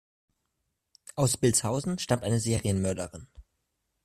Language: German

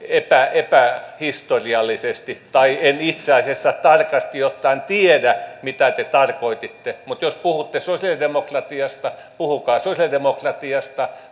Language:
Finnish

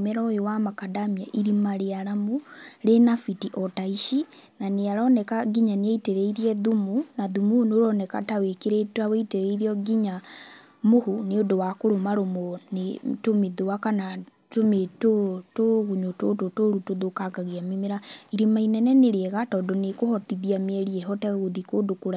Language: Kikuyu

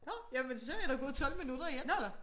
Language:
Danish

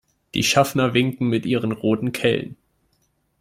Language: German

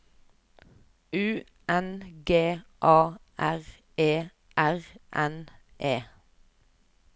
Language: Norwegian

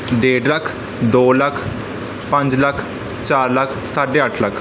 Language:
Punjabi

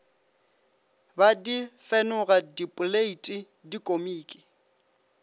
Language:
Northern Sotho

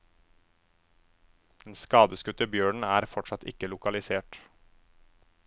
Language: Norwegian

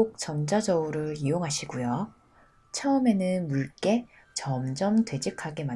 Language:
Korean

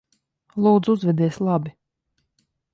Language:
Latvian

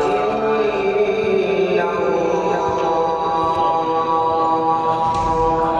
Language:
Arabic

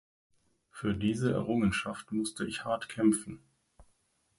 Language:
German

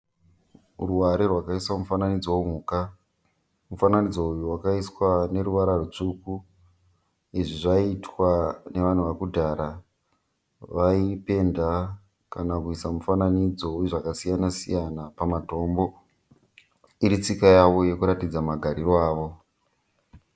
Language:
Shona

